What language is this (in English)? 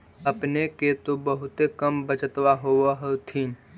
Magahi